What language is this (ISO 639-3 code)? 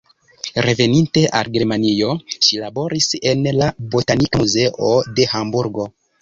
epo